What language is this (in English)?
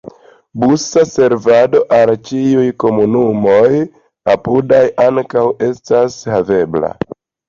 Esperanto